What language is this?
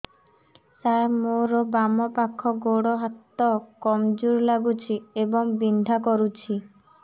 Odia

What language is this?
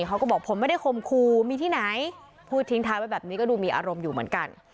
Thai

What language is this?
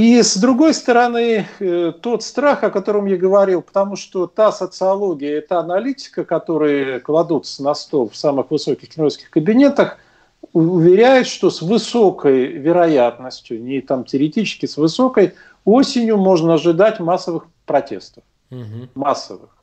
Russian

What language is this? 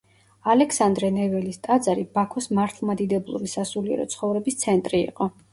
Georgian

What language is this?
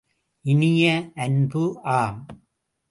Tamil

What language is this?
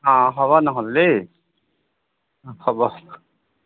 Assamese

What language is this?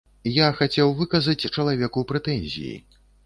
Belarusian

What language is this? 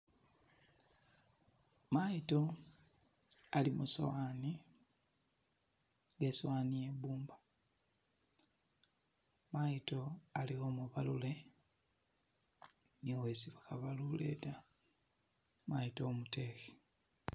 Masaaba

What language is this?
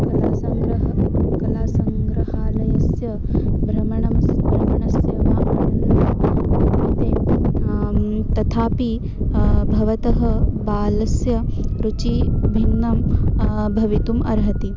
Sanskrit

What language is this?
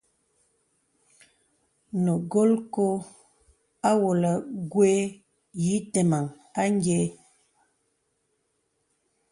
Bebele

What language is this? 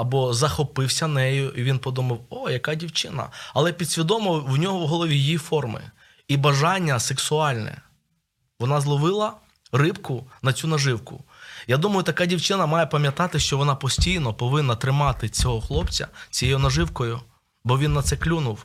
Ukrainian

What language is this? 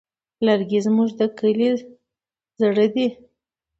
Pashto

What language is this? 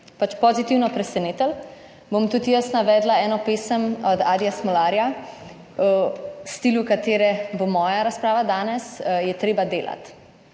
Slovenian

